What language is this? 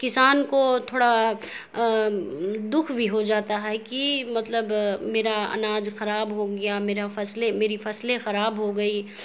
Urdu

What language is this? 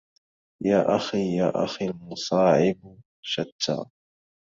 Arabic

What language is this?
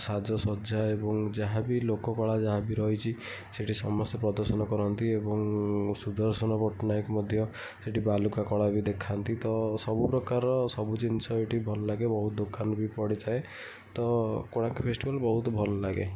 Odia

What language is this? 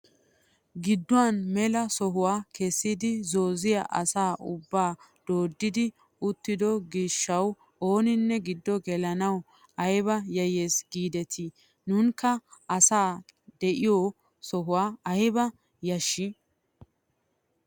Wolaytta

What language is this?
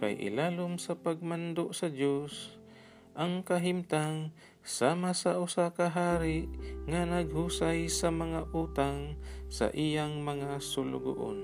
Filipino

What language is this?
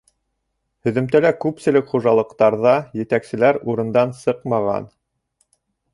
Bashkir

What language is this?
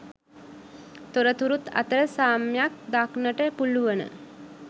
Sinhala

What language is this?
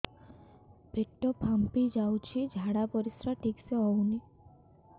Odia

